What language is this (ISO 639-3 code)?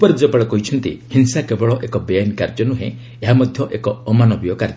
ori